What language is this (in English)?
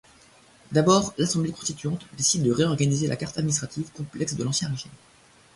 French